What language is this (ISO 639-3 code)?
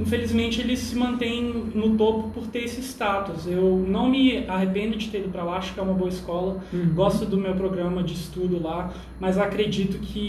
por